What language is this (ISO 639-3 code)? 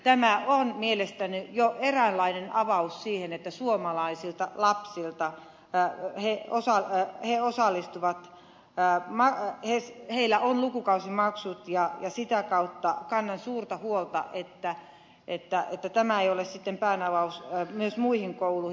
fin